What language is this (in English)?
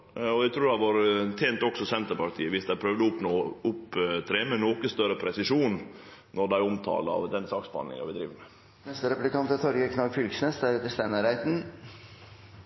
Norwegian Nynorsk